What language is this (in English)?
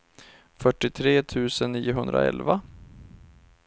Swedish